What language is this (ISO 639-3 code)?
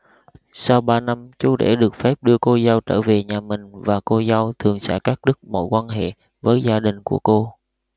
vie